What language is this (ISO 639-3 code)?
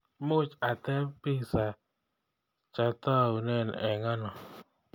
kln